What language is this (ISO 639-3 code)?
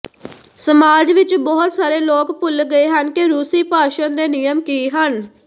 pan